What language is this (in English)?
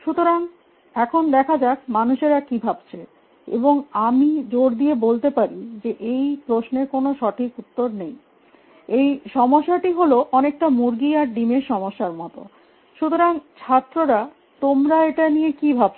Bangla